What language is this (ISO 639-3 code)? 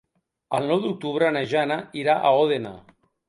cat